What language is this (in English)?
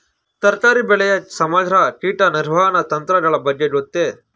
Kannada